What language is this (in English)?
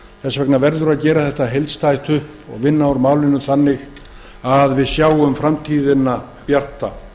Icelandic